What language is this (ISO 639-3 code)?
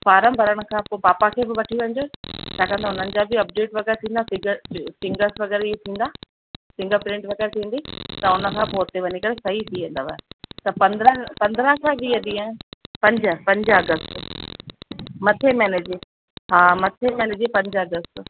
snd